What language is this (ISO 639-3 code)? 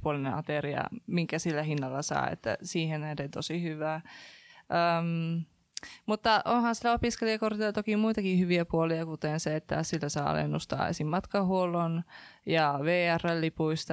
fin